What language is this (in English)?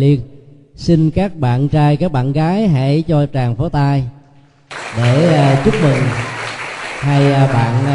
Vietnamese